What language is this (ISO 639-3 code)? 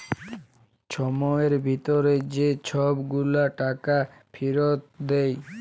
ben